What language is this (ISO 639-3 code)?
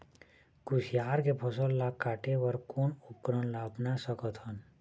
hne